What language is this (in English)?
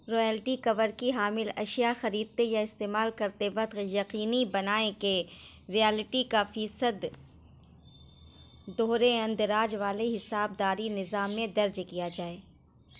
Urdu